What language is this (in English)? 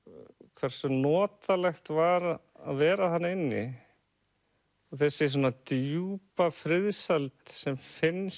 Icelandic